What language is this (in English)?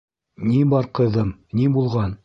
Bashkir